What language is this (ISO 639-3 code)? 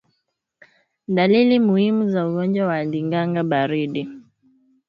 swa